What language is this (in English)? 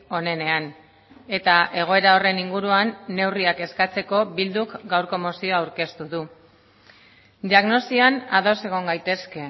Basque